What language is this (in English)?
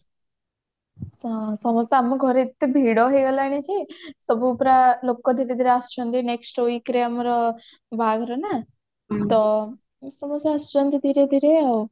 Odia